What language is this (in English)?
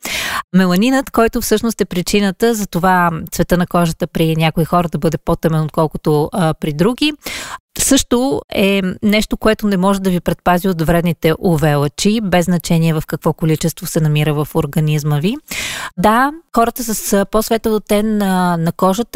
Bulgarian